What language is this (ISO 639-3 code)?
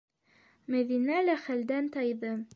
bak